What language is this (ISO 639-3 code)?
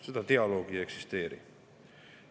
est